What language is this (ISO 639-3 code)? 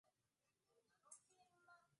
swa